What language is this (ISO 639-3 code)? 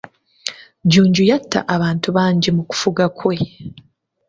lug